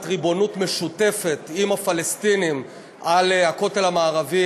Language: Hebrew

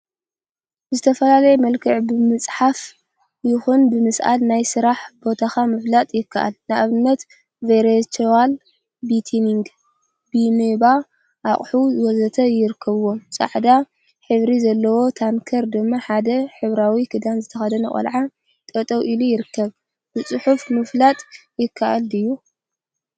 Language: Tigrinya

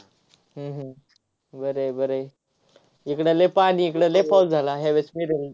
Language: Marathi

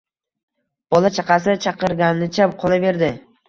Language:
Uzbek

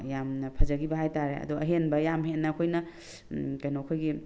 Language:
Manipuri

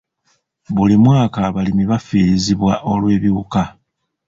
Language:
Ganda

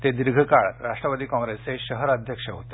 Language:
Marathi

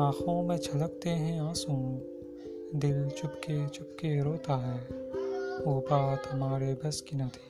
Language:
Urdu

